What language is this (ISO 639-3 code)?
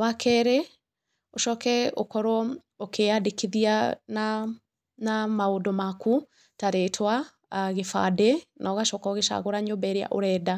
kik